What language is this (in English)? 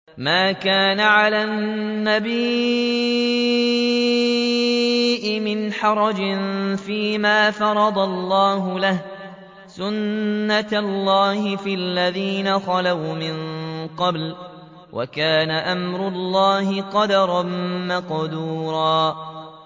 Arabic